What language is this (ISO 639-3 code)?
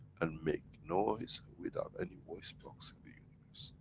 eng